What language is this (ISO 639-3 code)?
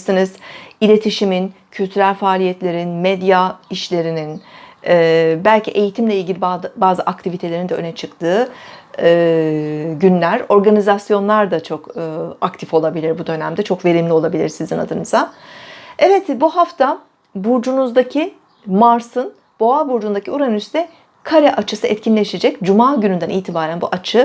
tur